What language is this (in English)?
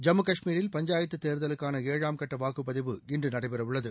Tamil